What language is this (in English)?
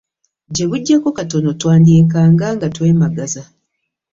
Ganda